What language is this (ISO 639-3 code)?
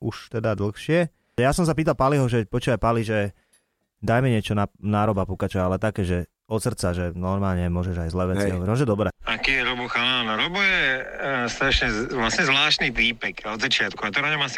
slk